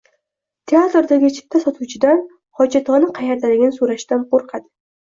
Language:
Uzbek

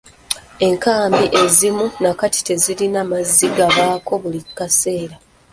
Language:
Ganda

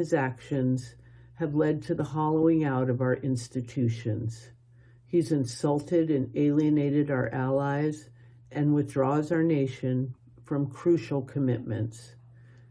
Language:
English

